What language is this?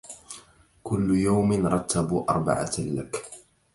Arabic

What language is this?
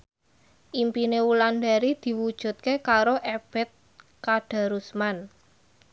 Javanese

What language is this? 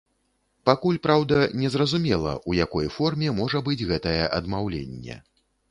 Belarusian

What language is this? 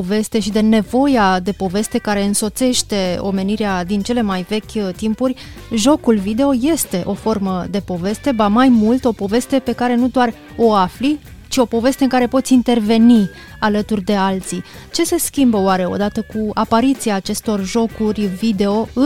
Romanian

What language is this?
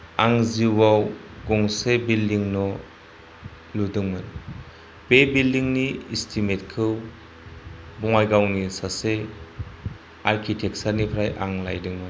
Bodo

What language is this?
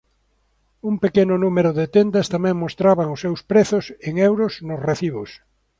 Galician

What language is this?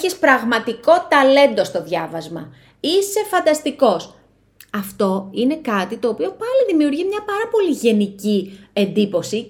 Greek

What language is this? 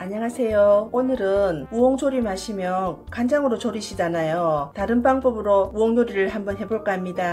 Korean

